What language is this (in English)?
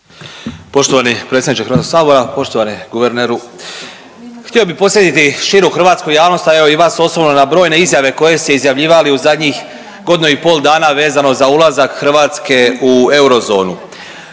Croatian